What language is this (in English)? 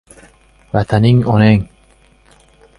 Uzbek